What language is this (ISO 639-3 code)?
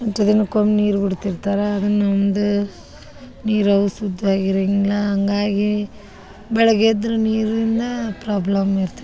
kan